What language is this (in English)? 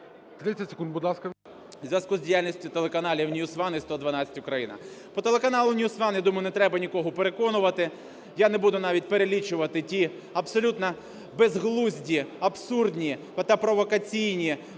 Ukrainian